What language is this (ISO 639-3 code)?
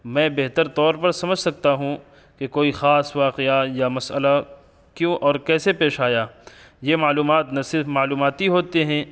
urd